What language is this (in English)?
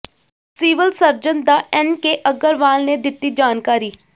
Punjabi